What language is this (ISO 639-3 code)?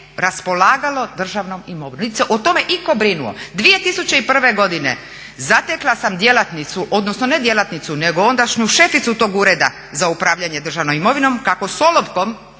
hrv